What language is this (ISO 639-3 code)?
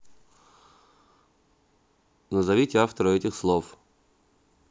rus